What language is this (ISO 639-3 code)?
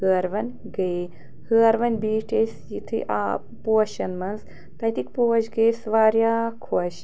kas